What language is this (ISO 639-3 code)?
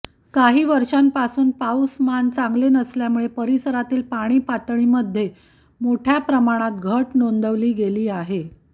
mar